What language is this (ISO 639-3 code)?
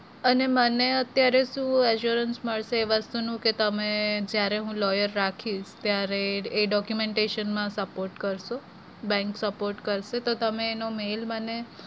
guj